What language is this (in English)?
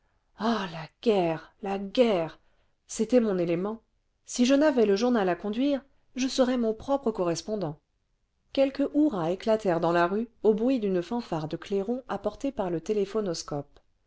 French